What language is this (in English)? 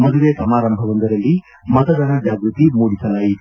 Kannada